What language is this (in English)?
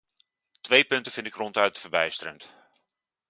Dutch